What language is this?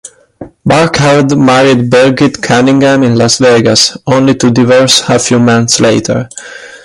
English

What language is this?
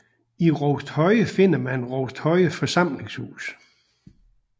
Danish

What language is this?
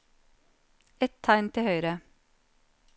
Norwegian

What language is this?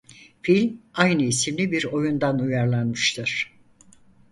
Turkish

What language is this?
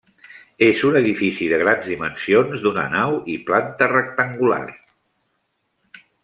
Catalan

